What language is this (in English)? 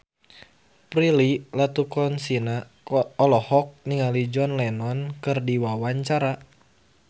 Sundanese